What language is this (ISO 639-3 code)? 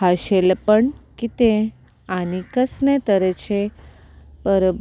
kok